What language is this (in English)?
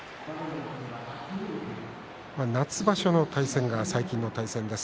Japanese